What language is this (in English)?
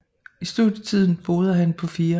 Danish